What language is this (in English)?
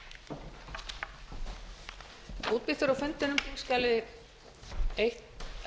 Icelandic